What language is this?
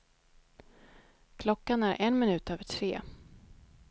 Swedish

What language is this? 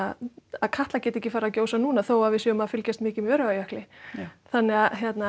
Icelandic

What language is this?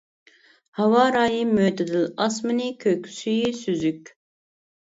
Uyghur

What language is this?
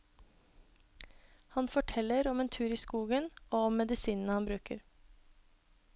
Norwegian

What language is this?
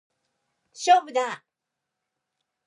Japanese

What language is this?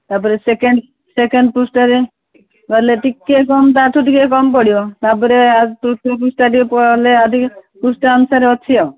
Odia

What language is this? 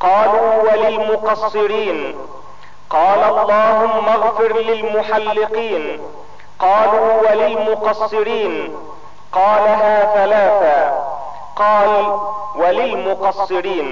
Arabic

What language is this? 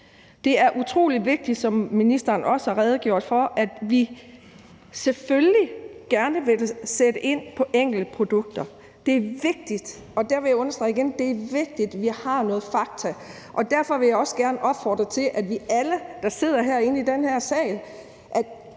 Danish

